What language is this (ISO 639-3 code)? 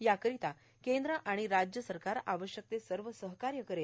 mar